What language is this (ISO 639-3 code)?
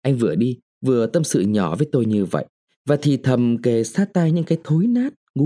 vie